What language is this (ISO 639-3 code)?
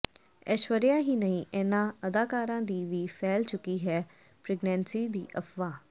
pan